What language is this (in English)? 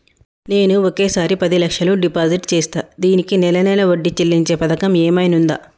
Telugu